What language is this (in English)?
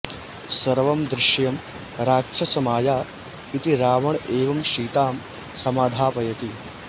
Sanskrit